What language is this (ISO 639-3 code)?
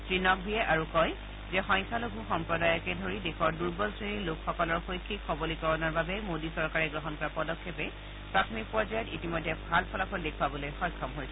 asm